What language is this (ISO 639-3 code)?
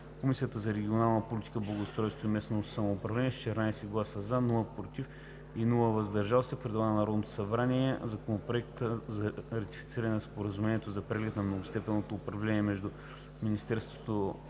bul